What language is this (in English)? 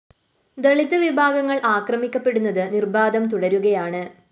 Malayalam